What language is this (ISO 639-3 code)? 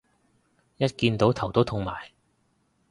yue